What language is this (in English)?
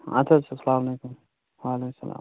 Kashmiri